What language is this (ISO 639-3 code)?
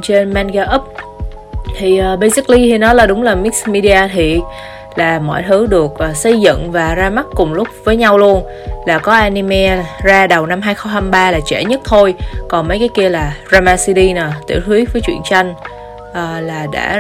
vie